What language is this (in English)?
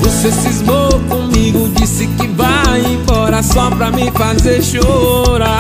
Portuguese